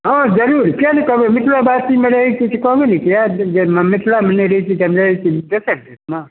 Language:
Maithili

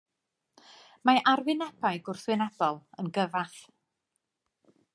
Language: Welsh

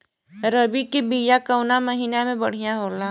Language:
Bhojpuri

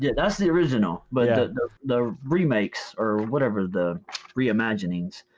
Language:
English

